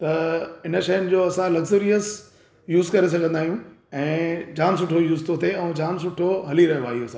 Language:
Sindhi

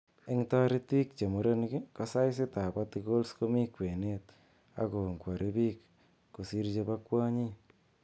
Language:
Kalenjin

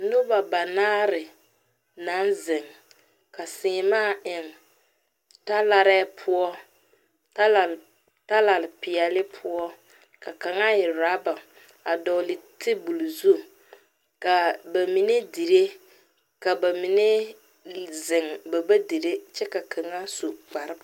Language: Southern Dagaare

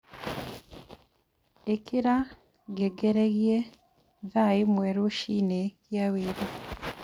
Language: Kikuyu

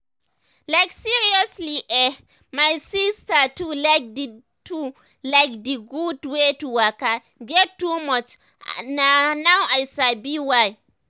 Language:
Nigerian Pidgin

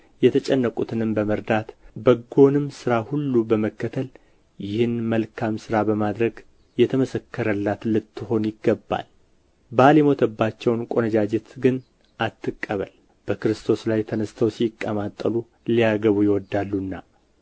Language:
Amharic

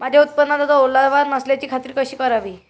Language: Marathi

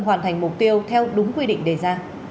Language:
Vietnamese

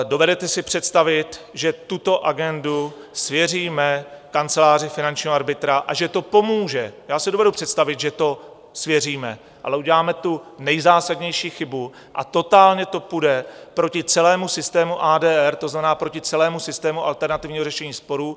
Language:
Czech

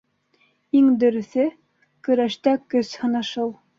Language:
Bashkir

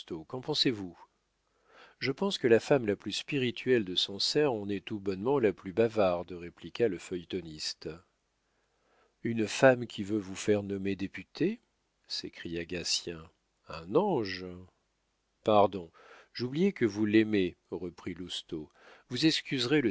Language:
French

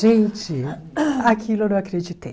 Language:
Portuguese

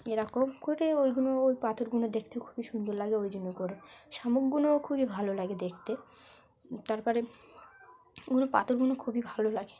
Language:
Bangla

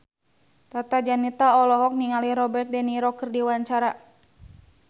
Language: Sundanese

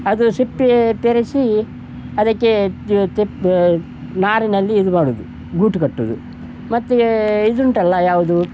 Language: Kannada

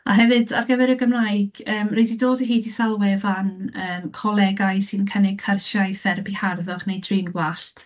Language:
Welsh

